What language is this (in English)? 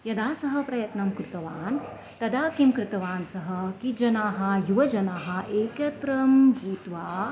Sanskrit